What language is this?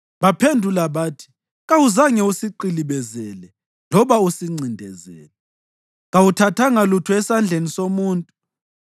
North Ndebele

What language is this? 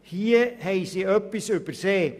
Swiss German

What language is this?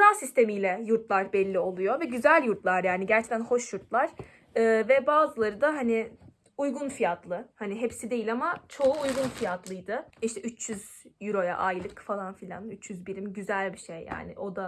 Turkish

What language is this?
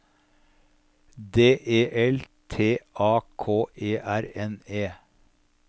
Norwegian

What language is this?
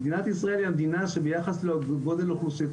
Hebrew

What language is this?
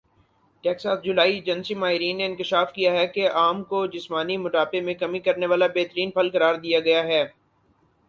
Urdu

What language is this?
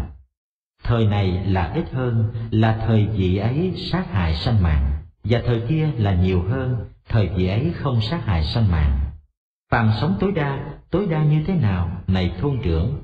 Vietnamese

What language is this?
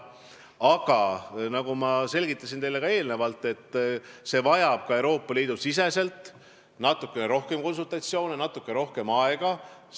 Estonian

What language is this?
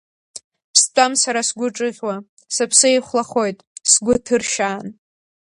Abkhazian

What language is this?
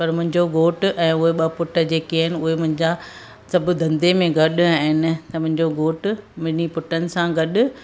Sindhi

